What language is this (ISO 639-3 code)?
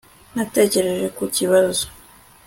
kin